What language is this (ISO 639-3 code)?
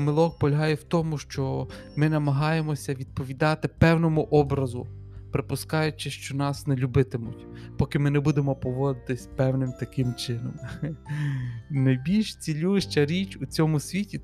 ukr